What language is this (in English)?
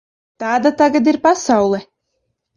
Latvian